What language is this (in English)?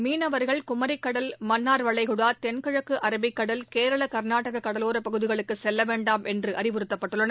Tamil